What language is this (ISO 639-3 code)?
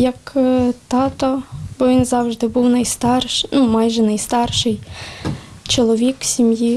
ukr